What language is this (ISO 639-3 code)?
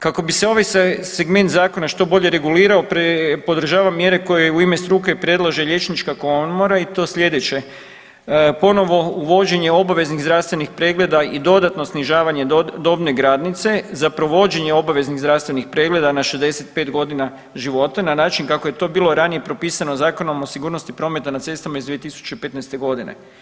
hrv